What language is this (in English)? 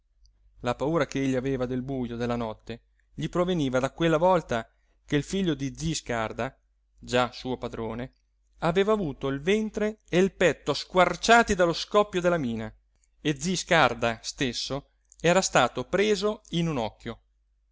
Italian